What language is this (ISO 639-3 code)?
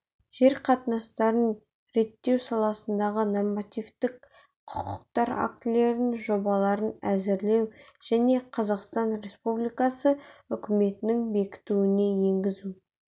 kaz